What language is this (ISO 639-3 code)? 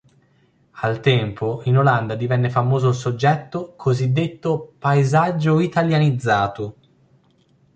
ita